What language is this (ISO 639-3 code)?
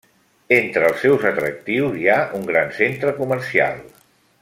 cat